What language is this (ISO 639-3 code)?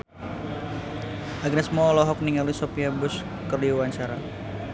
sun